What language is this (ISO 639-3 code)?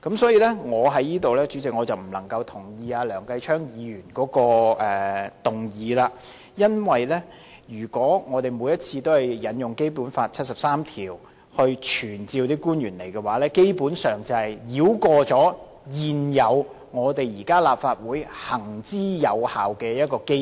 yue